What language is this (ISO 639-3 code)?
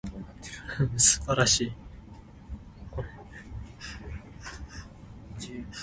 nan